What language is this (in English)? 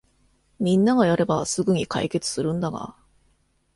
Japanese